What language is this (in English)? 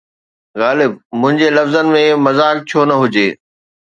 Sindhi